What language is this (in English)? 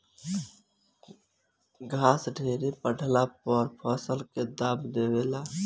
Bhojpuri